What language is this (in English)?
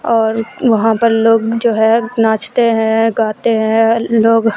Urdu